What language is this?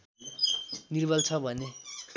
Nepali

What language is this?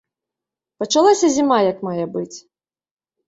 Belarusian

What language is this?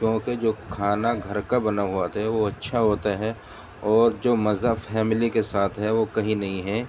Urdu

